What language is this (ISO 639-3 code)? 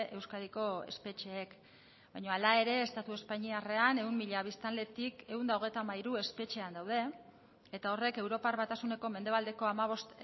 eus